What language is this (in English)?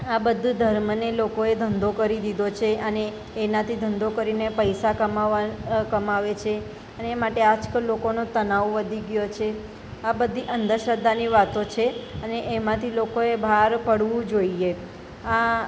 Gujarati